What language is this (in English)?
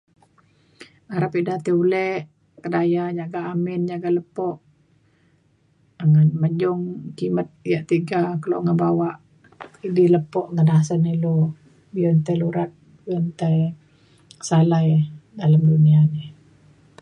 Mainstream Kenyah